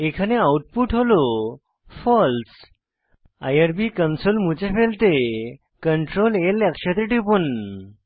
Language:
Bangla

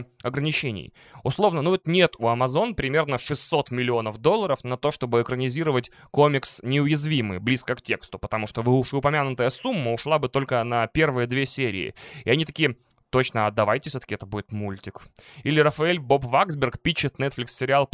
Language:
Russian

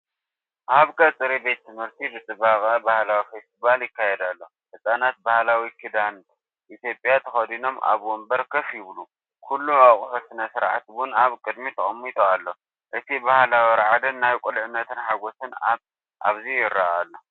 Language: Tigrinya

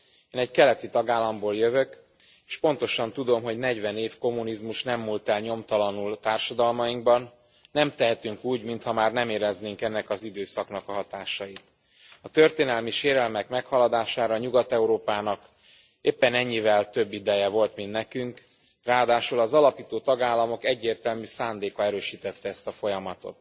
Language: Hungarian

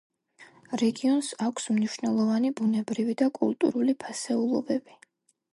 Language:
Georgian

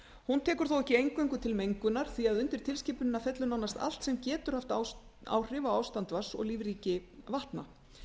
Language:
Icelandic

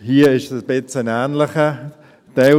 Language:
Swiss German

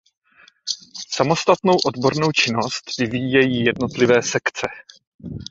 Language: Czech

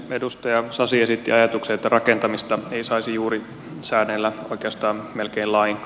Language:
Finnish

